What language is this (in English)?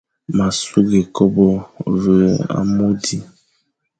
Fang